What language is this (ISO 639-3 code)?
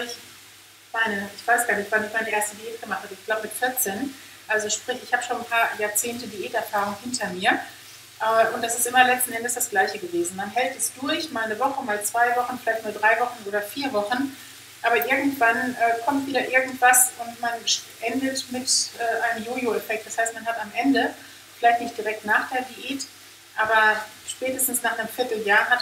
deu